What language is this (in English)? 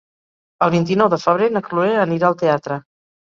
Catalan